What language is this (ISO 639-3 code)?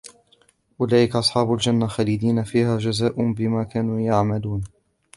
ara